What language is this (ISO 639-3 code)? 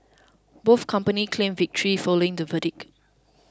eng